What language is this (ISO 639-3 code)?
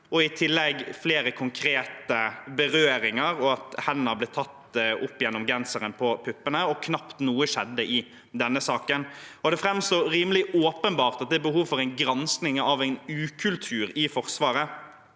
nor